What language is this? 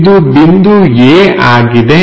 Kannada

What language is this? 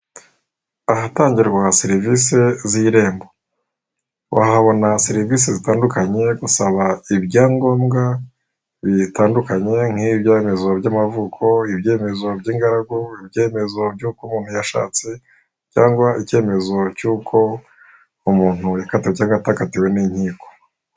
Kinyarwanda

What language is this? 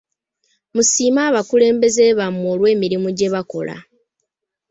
Ganda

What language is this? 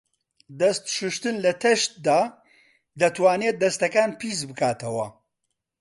Central Kurdish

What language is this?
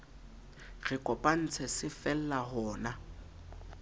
Southern Sotho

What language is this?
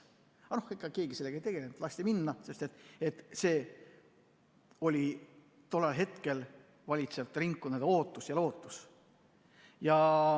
Estonian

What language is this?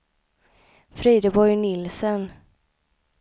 Swedish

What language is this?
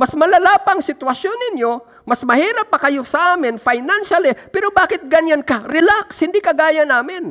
Filipino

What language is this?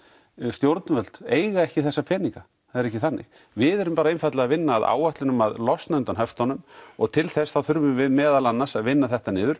Icelandic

